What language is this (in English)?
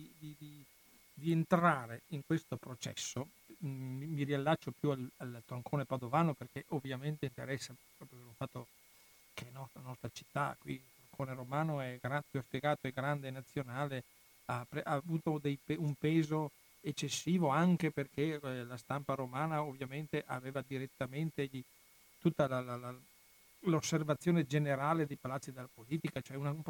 Italian